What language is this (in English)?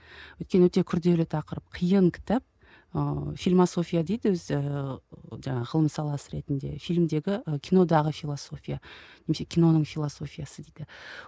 Kazakh